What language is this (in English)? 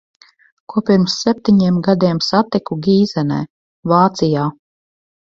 Latvian